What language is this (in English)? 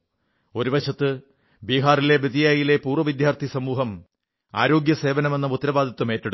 Malayalam